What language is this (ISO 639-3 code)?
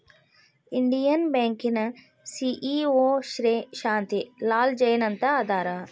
kan